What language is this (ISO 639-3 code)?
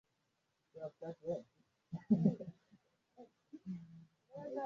swa